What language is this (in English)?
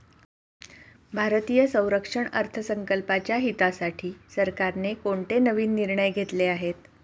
Marathi